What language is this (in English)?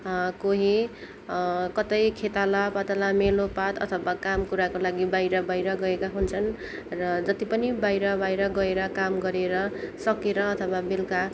Nepali